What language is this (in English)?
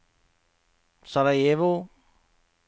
Norwegian